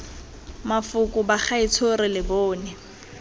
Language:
Tswana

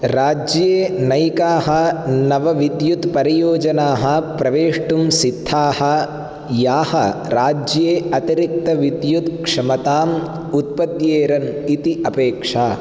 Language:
Sanskrit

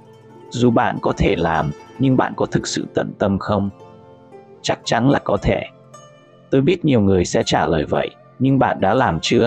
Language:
Vietnamese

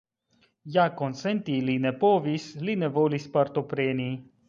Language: Esperanto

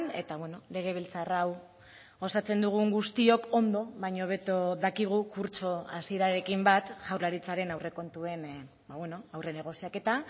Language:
Basque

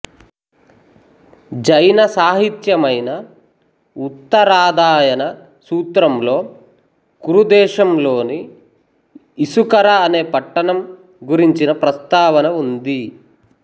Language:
Telugu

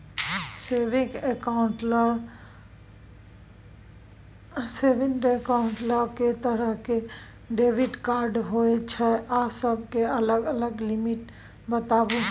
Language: Maithili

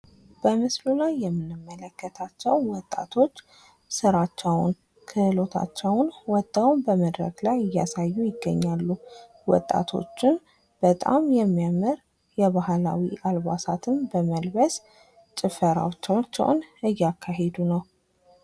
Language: Amharic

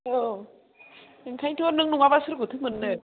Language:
Bodo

